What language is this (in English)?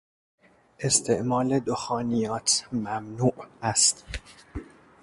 Persian